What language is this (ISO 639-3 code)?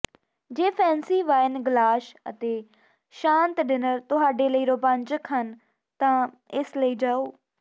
pan